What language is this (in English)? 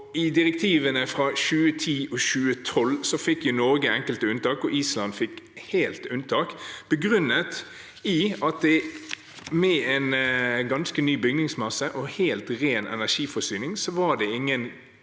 Norwegian